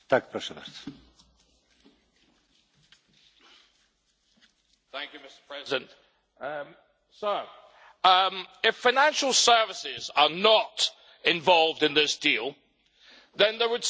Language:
English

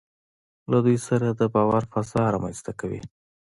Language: Pashto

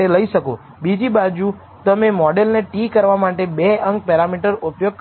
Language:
Gujarati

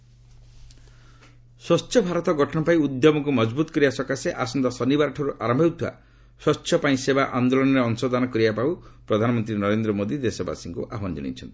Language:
Odia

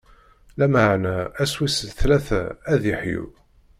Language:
Kabyle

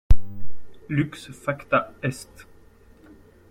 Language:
French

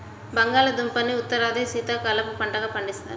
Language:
Telugu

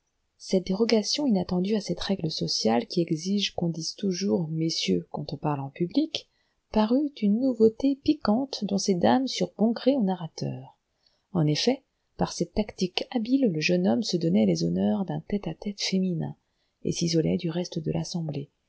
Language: French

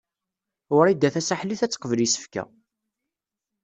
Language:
Kabyle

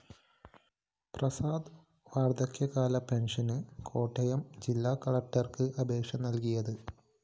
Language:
Malayalam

